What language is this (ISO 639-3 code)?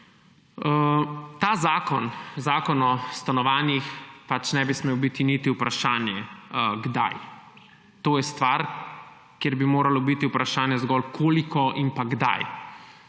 slv